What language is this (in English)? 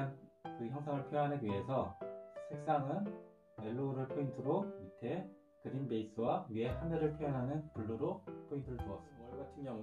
Korean